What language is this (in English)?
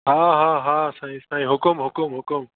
Sindhi